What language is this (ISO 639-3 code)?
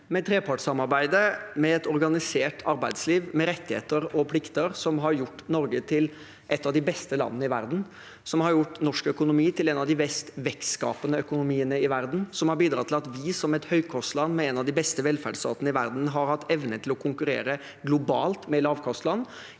nor